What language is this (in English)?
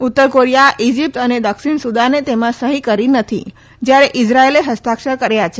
Gujarati